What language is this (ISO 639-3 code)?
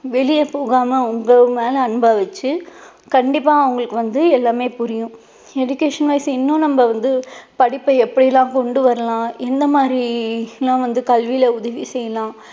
tam